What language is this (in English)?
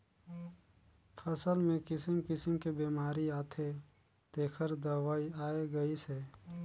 Chhattisgarhi